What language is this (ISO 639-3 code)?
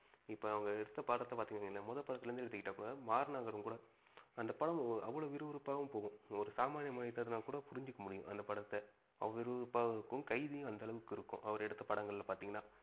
tam